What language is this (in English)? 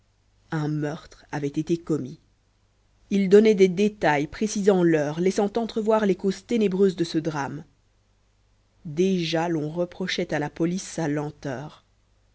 French